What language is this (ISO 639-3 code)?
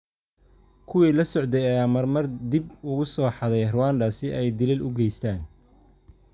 som